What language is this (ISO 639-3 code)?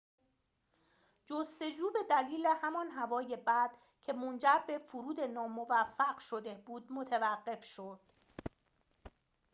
fas